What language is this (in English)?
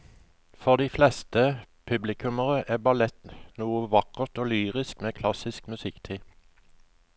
Norwegian